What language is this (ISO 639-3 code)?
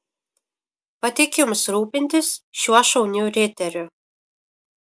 lit